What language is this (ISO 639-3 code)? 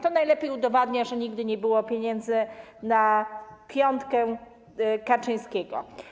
pol